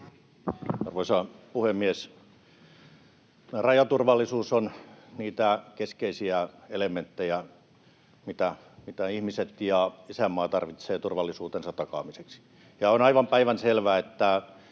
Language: Finnish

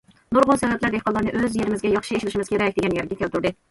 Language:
Uyghur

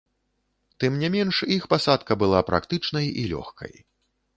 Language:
Belarusian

